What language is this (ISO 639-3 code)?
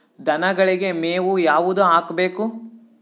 kan